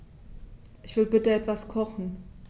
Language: German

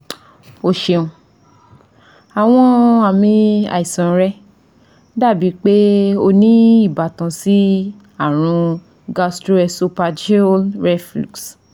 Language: Yoruba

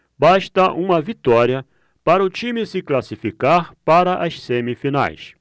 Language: Portuguese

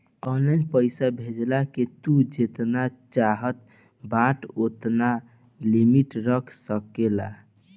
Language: Bhojpuri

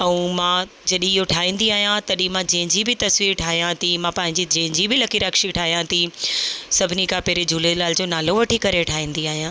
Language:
Sindhi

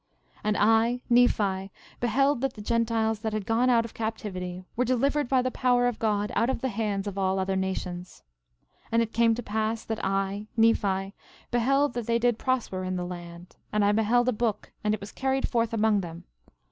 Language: English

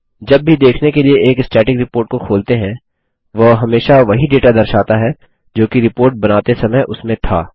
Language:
Hindi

